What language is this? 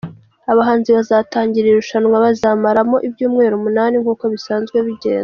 Kinyarwanda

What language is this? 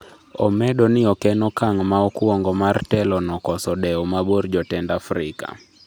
Luo (Kenya and Tanzania)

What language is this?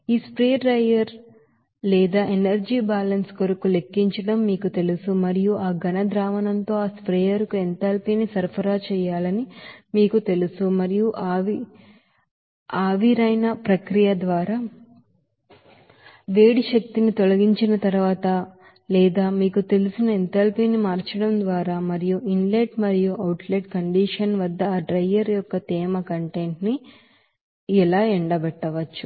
Telugu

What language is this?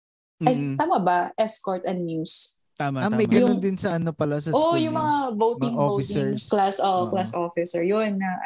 Filipino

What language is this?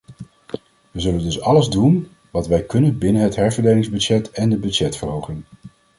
Dutch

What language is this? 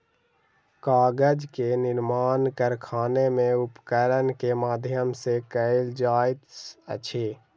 Maithili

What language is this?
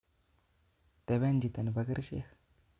Kalenjin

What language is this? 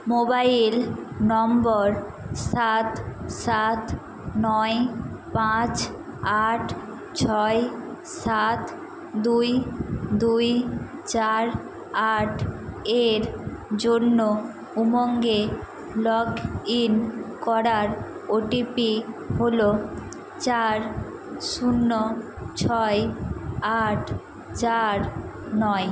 Bangla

